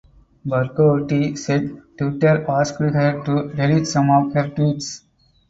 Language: English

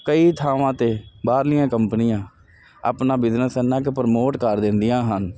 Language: Punjabi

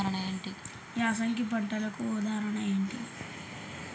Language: Telugu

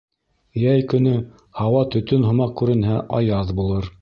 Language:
Bashkir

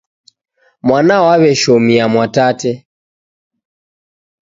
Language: Taita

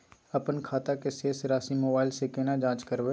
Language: Maithili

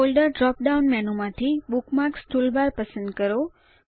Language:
Gujarati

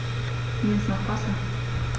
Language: German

